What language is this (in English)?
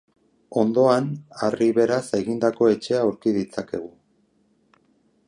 Basque